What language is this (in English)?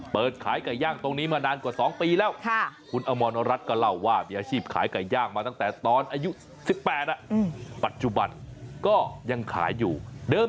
Thai